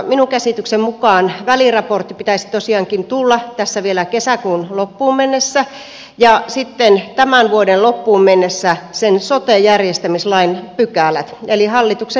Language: Finnish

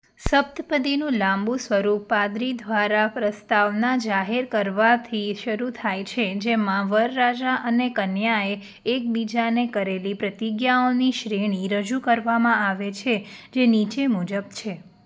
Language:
Gujarati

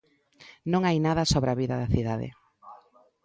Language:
Galician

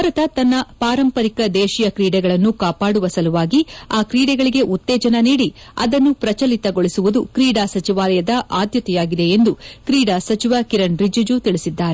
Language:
Kannada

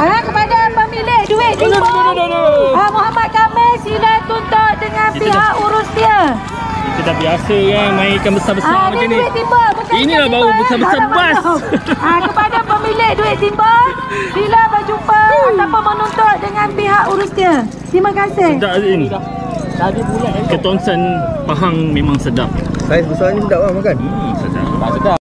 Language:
Malay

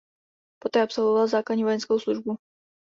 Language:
Czech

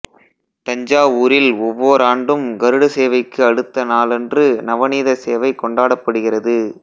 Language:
Tamil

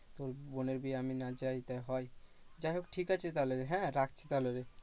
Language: Bangla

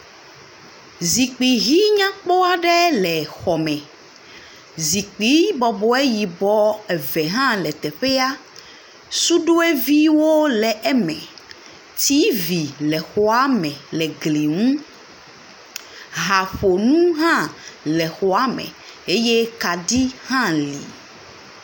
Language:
Ewe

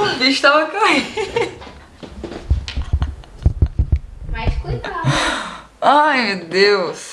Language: Portuguese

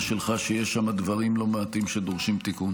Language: Hebrew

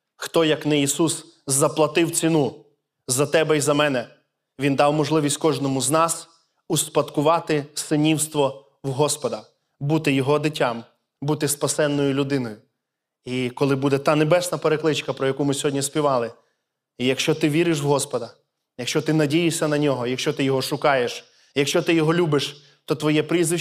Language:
Ukrainian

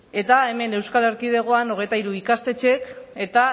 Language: Basque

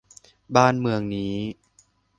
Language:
Thai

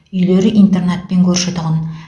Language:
Kazakh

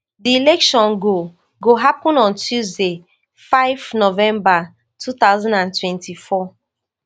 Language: Nigerian Pidgin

